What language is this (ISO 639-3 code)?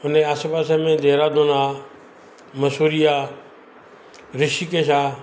snd